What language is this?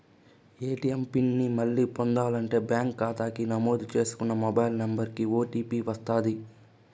Telugu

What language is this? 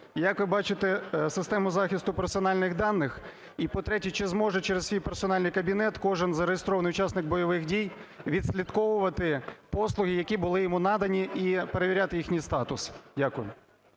Ukrainian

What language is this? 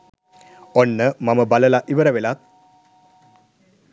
Sinhala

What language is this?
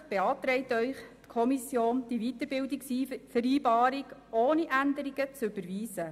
Swiss German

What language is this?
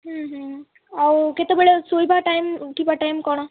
Odia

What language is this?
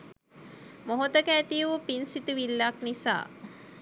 Sinhala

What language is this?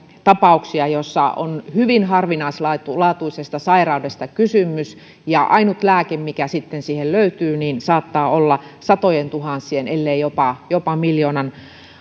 Finnish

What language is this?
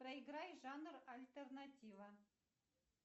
Russian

